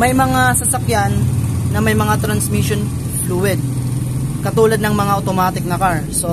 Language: Filipino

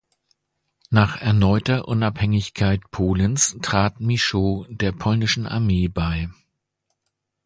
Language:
German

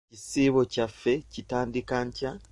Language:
Ganda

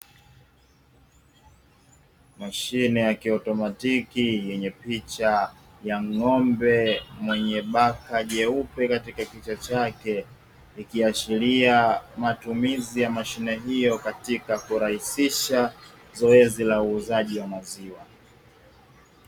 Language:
Swahili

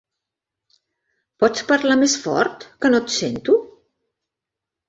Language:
Catalan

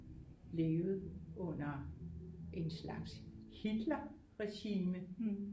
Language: Danish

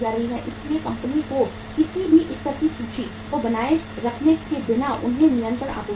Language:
Hindi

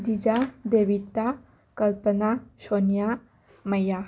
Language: Manipuri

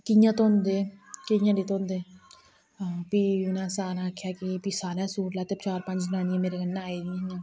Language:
Dogri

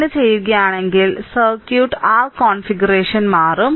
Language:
Malayalam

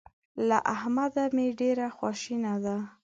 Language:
Pashto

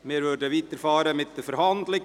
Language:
Swiss German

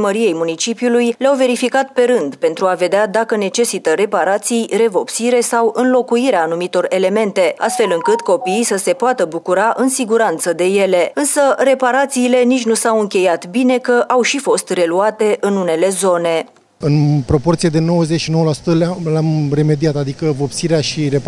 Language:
Romanian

